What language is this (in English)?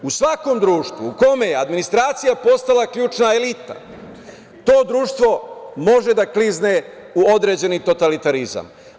Serbian